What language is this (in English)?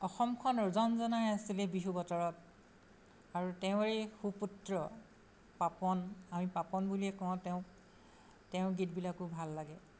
Assamese